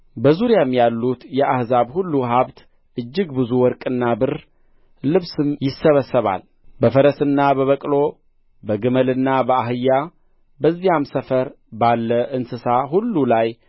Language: Amharic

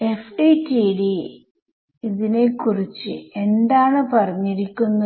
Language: Malayalam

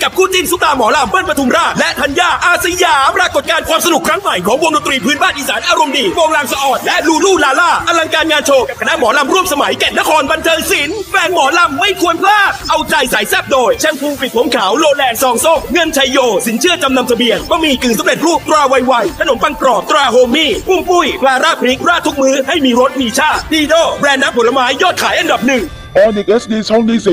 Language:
Thai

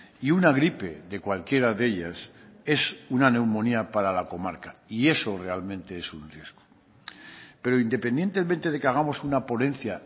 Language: Spanish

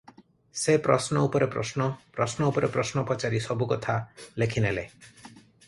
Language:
Odia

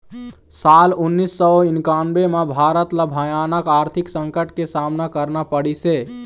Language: Chhattisgarhi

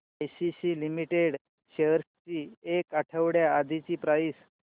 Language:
Marathi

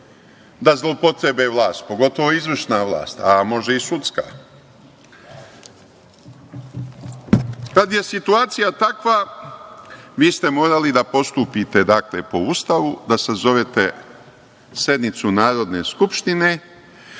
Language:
Serbian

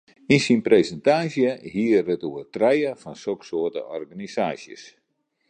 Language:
Western Frisian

